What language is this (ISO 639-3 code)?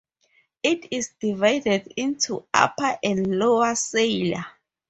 eng